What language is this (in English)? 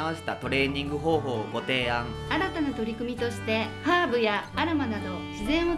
Japanese